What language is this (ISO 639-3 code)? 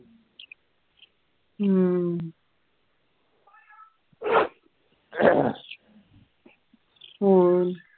pan